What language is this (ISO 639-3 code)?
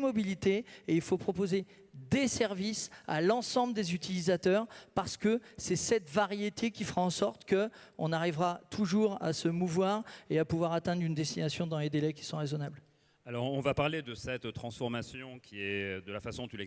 fra